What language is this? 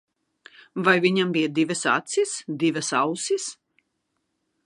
Latvian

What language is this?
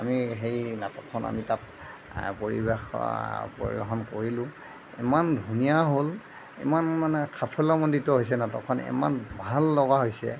Assamese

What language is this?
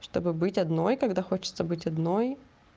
Russian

